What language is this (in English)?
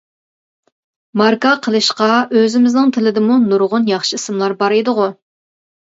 Uyghur